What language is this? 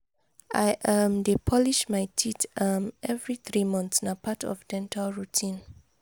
Nigerian Pidgin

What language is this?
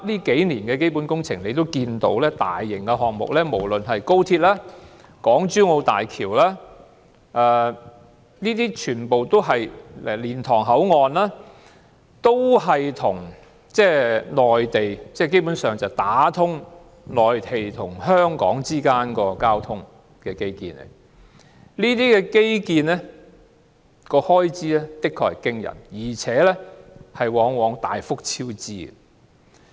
Cantonese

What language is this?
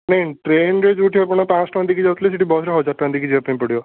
Odia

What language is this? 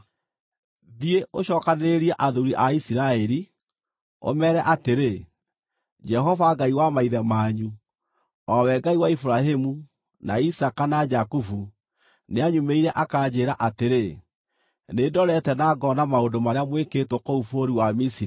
Kikuyu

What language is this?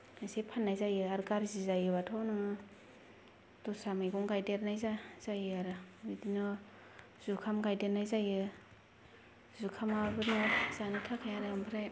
Bodo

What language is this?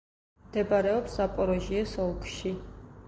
Georgian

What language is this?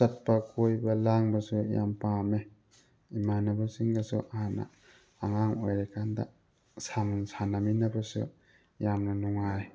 Manipuri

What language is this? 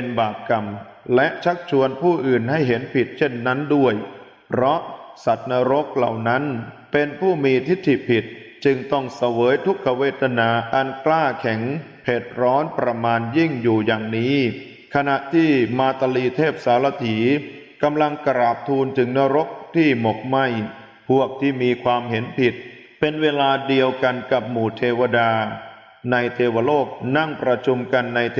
Thai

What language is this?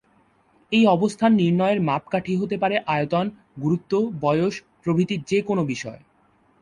Bangla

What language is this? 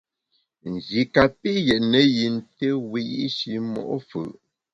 Bamun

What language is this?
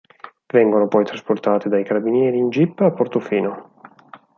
Italian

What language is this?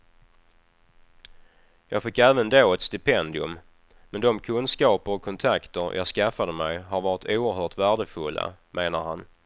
Swedish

